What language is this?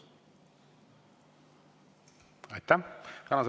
Estonian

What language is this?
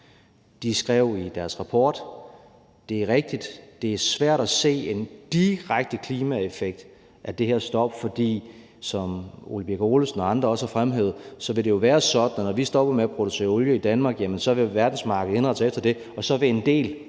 Danish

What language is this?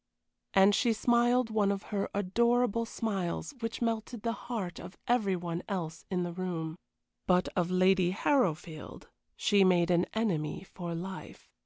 English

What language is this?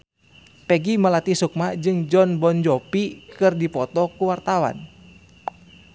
Sundanese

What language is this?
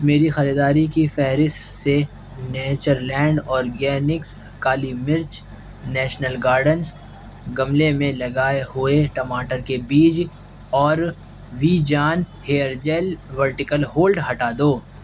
Urdu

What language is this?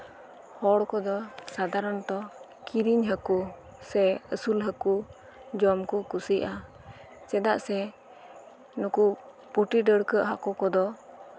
Santali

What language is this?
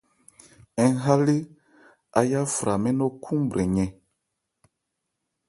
Ebrié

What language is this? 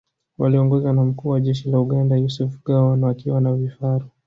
Swahili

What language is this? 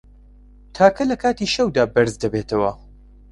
Central Kurdish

